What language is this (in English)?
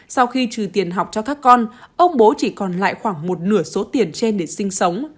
Vietnamese